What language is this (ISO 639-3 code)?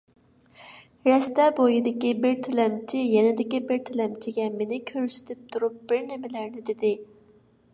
uig